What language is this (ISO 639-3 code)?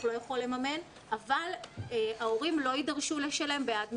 heb